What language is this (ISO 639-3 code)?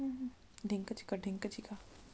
hne